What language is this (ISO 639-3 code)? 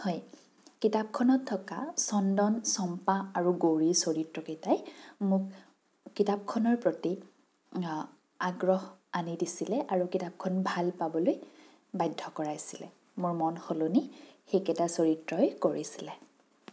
asm